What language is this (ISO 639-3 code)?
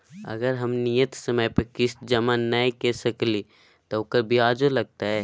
mai